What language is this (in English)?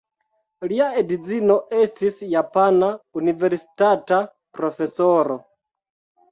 Esperanto